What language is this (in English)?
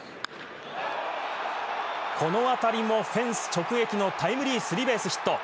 Japanese